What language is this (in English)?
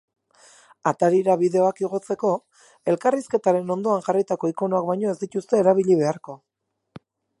Basque